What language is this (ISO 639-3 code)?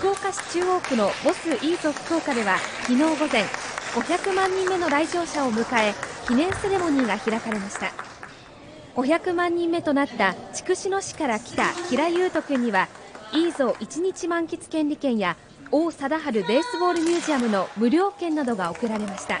jpn